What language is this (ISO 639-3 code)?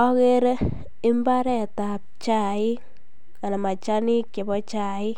kln